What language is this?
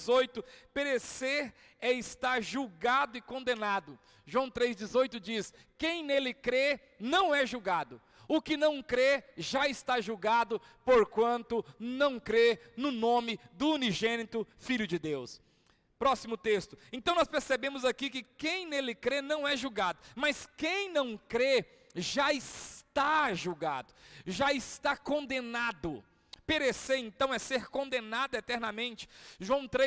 Portuguese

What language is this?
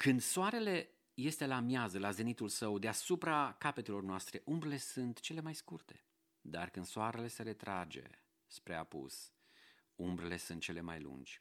Romanian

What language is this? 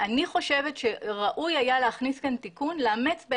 Hebrew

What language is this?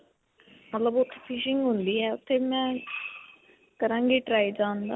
Punjabi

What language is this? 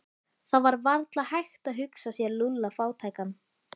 Icelandic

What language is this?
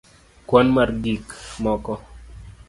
Luo (Kenya and Tanzania)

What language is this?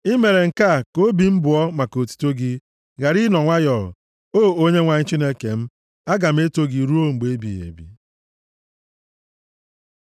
Igbo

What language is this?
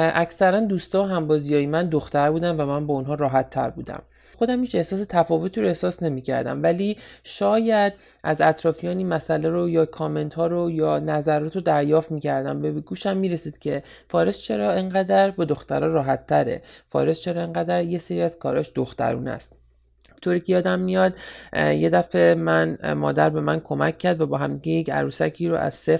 Persian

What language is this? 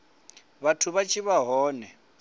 Venda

